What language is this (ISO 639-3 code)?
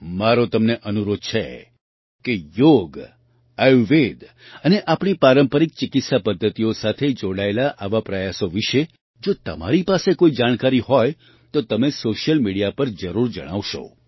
guj